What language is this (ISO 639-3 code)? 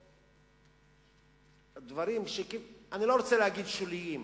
heb